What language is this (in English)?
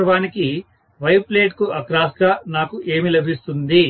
Telugu